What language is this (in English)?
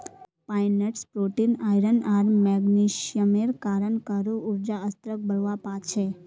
Magahi